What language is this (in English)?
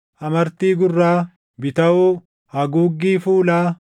Oromo